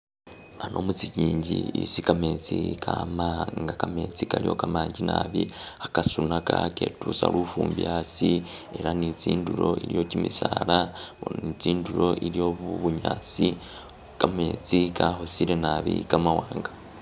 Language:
Masaaba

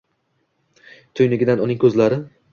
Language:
Uzbek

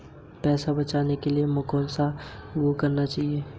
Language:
Hindi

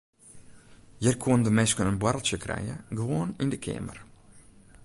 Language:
Western Frisian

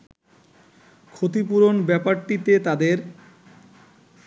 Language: Bangla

